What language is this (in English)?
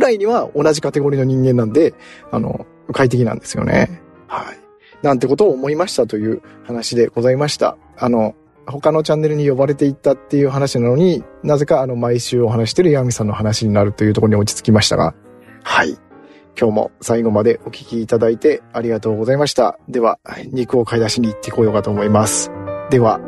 Japanese